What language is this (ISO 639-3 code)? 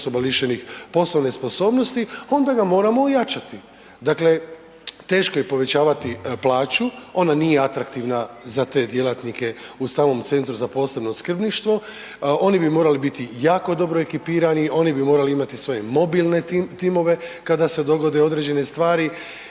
hrv